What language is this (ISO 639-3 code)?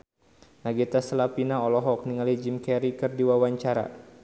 sun